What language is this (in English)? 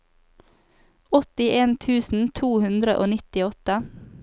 Norwegian